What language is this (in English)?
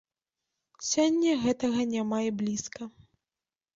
Belarusian